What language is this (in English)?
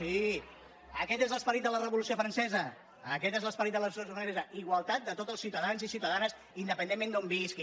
Catalan